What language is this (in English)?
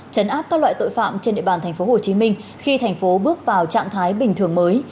Vietnamese